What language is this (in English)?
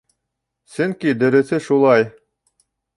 Bashkir